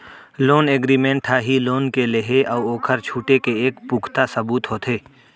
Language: Chhattisgarhi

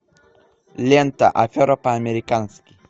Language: Russian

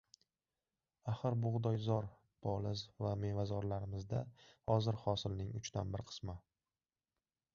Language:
Uzbek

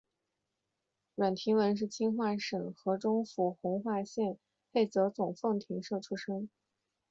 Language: Chinese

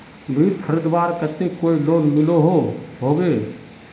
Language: Magahi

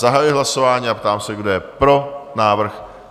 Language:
Czech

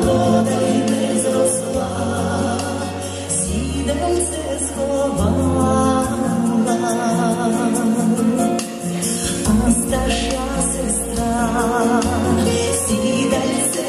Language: Romanian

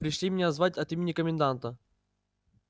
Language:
Russian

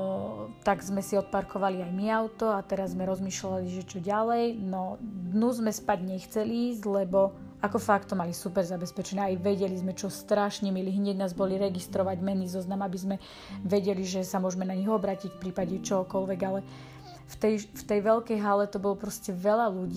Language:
Slovak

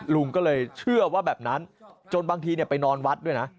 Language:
Thai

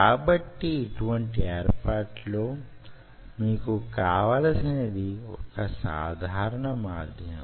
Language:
Telugu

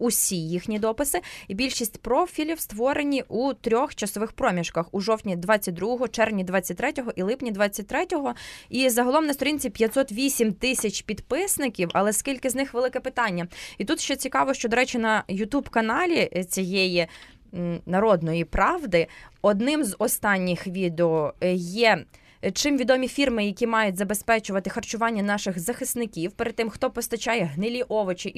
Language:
Ukrainian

